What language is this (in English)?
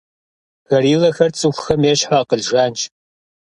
Kabardian